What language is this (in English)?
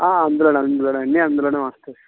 Telugu